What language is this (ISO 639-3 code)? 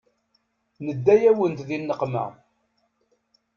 kab